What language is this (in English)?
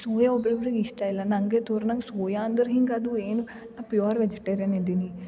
Kannada